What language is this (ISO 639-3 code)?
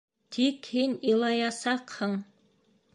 bak